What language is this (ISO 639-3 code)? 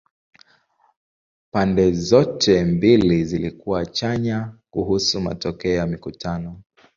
swa